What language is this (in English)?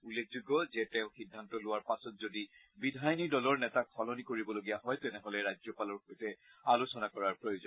Assamese